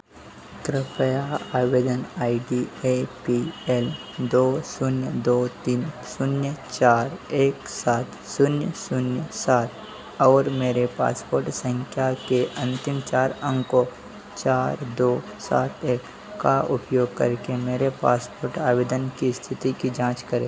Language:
Hindi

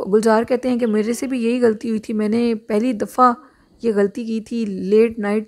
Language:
Hindi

